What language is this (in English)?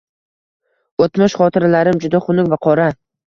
Uzbek